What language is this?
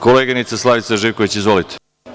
Serbian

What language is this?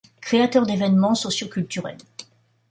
French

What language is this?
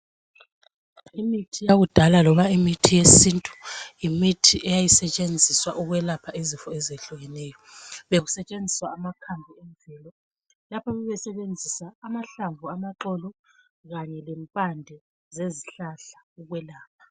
North Ndebele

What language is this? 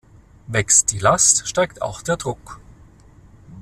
German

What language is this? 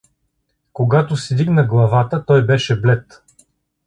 Bulgarian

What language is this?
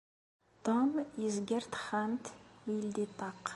Kabyle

